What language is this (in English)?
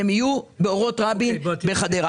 Hebrew